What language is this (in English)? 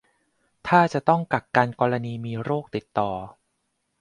Thai